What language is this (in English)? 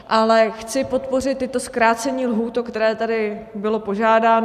Czech